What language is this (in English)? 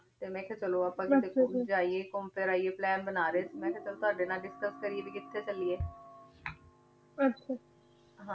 Punjabi